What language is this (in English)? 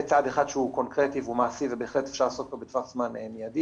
Hebrew